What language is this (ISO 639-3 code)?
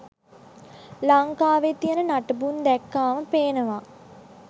sin